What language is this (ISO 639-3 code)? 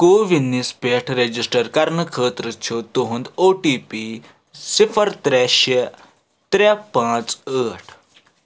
kas